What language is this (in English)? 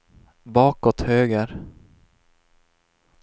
Swedish